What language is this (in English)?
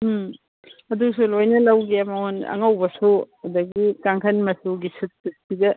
Manipuri